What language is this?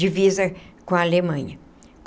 Portuguese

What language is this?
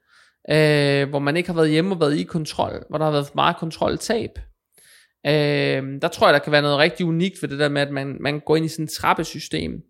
Danish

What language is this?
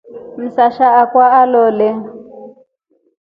Rombo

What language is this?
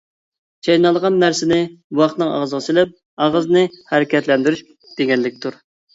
Uyghur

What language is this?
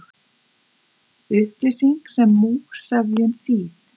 Icelandic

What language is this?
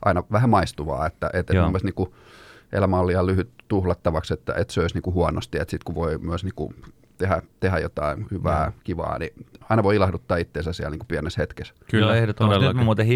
Finnish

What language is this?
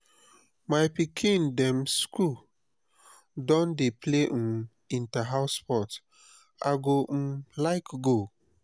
Nigerian Pidgin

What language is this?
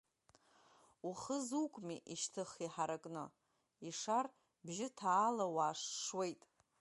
Abkhazian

